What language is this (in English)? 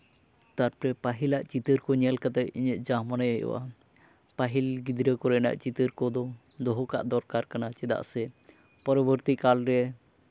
Santali